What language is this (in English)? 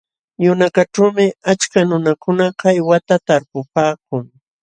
Jauja Wanca Quechua